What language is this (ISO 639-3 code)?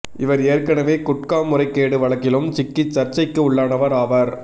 tam